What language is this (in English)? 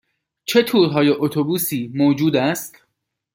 Persian